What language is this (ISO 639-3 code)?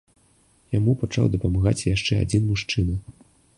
bel